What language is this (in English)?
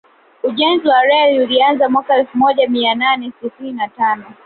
Swahili